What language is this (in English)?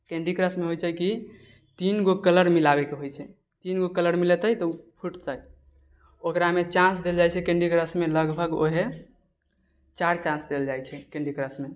Maithili